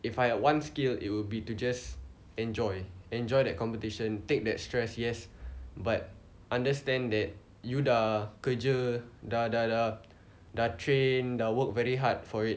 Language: English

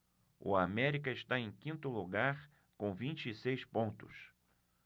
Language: Portuguese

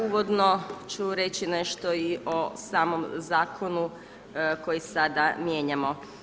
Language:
Croatian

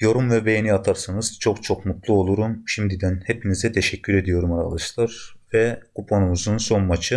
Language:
Turkish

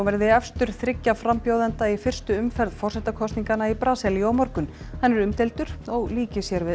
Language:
Icelandic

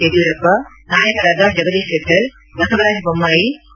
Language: Kannada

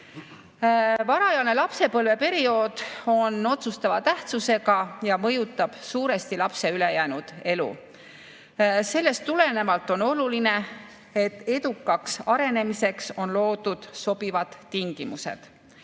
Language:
Estonian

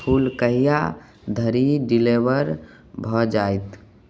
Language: Maithili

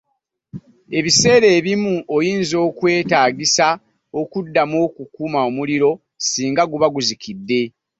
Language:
Ganda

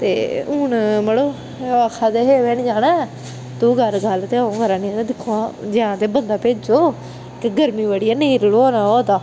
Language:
Dogri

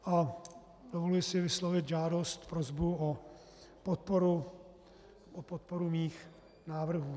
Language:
Czech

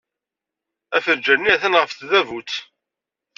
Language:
Kabyle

